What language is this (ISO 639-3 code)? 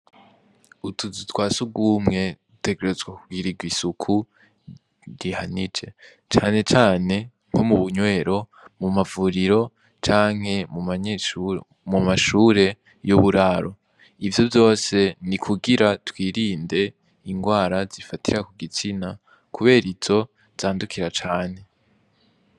run